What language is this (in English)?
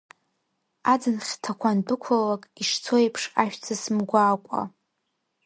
Abkhazian